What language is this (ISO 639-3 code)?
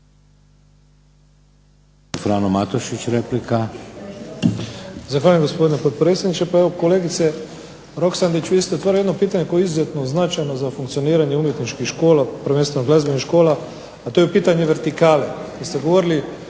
hrv